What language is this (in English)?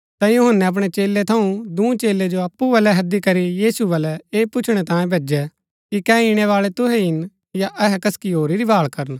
Gaddi